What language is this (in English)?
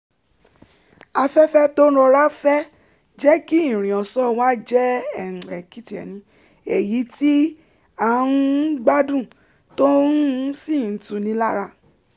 Yoruba